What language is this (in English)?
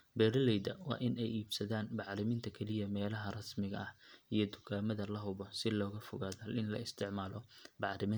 Somali